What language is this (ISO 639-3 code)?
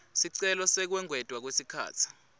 ssw